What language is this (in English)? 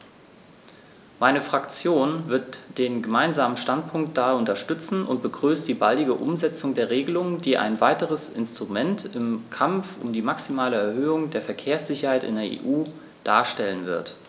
German